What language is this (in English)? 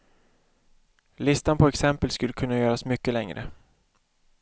Swedish